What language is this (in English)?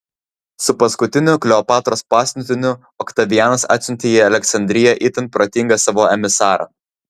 Lithuanian